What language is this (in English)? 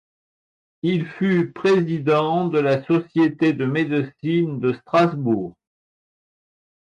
French